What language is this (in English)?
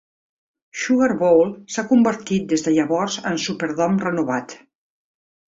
Catalan